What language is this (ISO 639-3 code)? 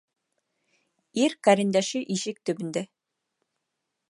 bak